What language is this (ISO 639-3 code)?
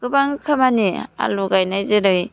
brx